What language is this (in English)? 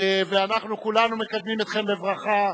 Hebrew